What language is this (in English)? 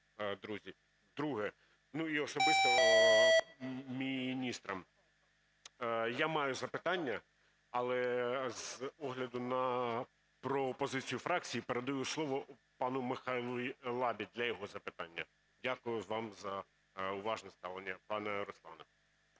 Ukrainian